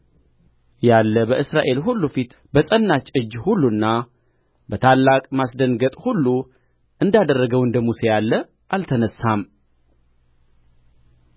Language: Amharic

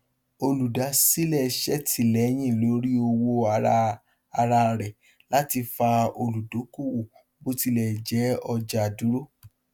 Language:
Yoruba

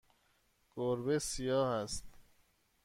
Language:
Persian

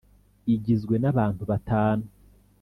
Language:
Kinyarwanda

